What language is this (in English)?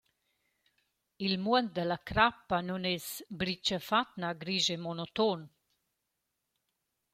Romansh